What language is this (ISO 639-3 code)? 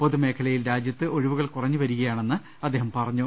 mal